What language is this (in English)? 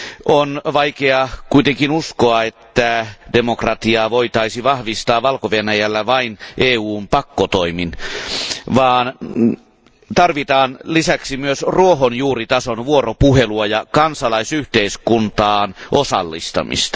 Finnish